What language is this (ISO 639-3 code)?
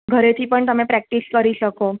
guj